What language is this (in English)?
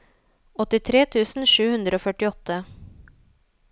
Norwegian